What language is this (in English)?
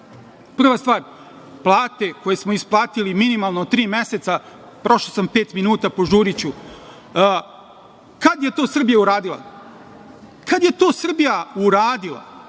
Serbian